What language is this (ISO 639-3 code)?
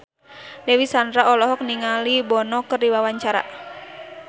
sun